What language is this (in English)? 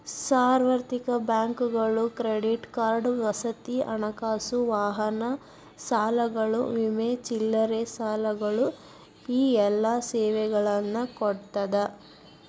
Kannada